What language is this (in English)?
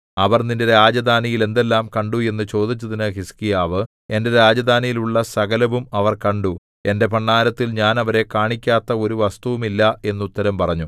Malayalam